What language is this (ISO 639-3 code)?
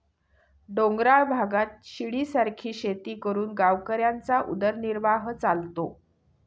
mar